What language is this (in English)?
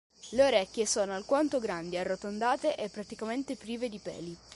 Italian